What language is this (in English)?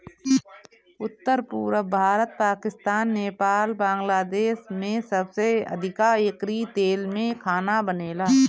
Bhojpuri